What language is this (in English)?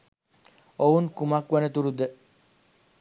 Sinhala